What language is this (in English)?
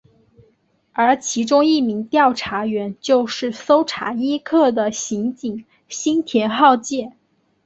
Chinese